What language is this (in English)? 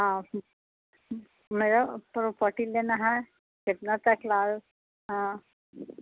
Urdu